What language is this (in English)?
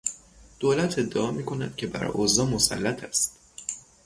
Persian